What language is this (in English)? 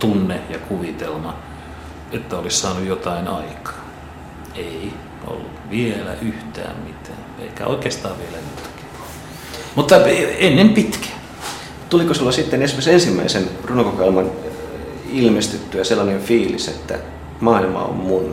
Finnish